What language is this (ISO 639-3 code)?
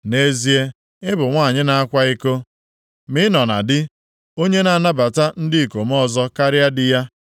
ibo